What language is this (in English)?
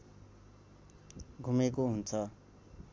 Nepali